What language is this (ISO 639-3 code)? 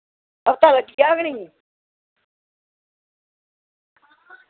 doi